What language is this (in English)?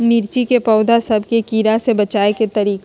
Magahi